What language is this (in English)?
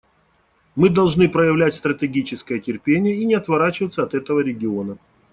Russian